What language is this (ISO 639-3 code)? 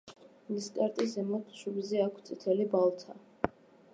kat